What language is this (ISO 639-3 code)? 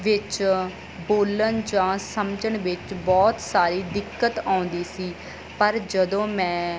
pan